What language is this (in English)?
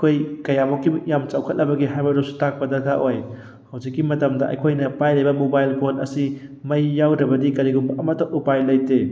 Manipuri